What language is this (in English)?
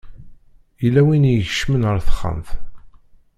Kabyle